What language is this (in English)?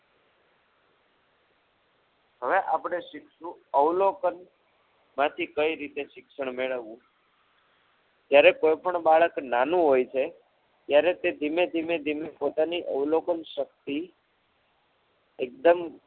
Gujarati